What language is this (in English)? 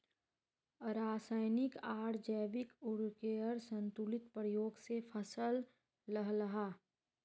Magahi